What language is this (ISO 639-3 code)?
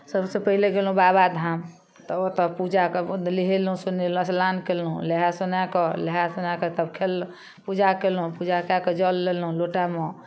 mai